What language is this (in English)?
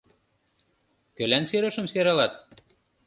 Mari